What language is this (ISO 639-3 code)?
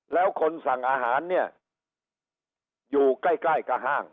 tha